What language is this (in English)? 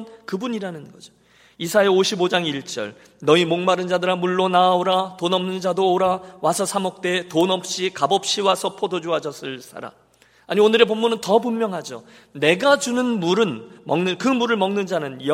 Korean